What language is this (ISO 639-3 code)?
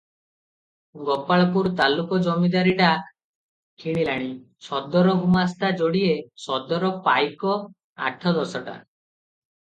ori